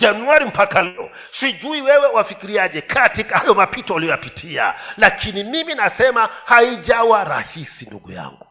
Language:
Swahili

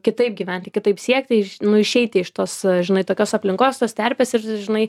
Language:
Lithuanian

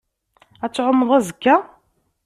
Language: Kabyle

